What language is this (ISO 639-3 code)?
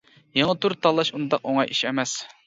uig